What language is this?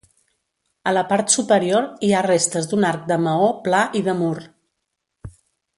Catalan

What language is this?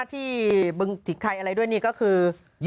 Thai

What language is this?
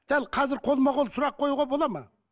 Kazakh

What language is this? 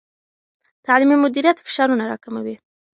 Pashto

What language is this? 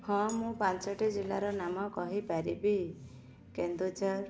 Odia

